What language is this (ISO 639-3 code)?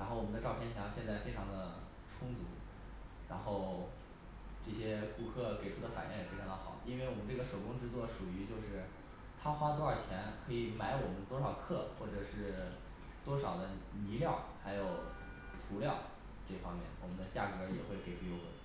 zho